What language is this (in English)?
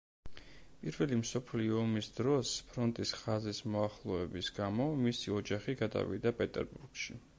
Georgian